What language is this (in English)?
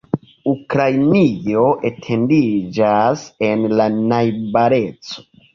Esperanto